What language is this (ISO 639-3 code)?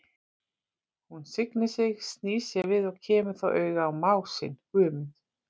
isl